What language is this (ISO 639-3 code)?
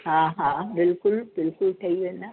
snd